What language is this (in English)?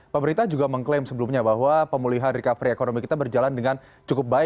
Indonesian